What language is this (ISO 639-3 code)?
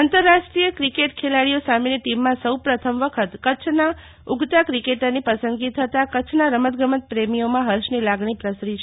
guj